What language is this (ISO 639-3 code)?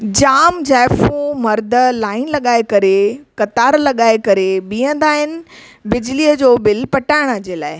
snd